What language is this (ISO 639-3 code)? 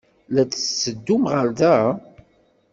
kab